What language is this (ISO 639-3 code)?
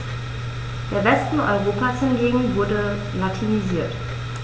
deu